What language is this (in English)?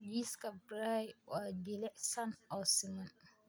Somali